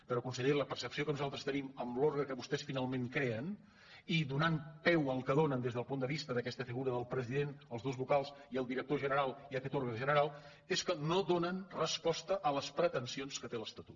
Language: Catalan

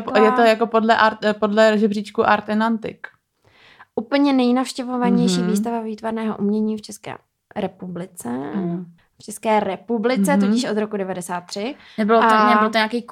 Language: Czech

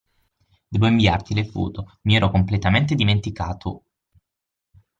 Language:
Italian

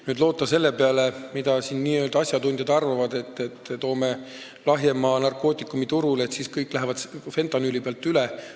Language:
Estonian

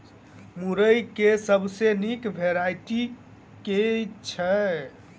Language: Maithili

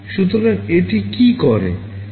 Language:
Bangla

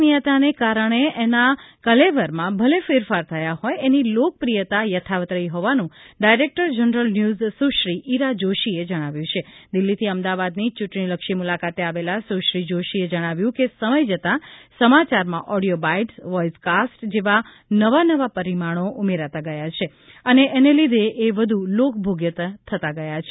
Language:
Gujarati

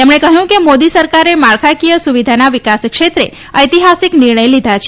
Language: Gujarati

